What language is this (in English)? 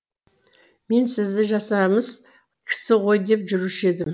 Kazakh